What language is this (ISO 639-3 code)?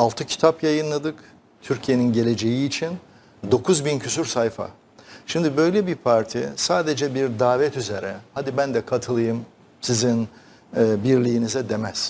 tur